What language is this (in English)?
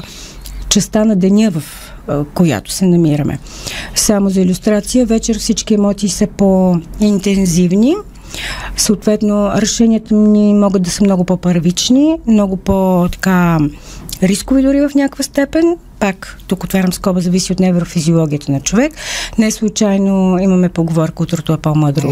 Bulgarian